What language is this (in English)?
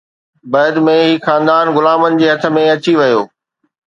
Sindhi